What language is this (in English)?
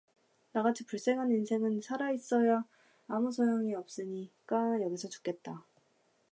Korean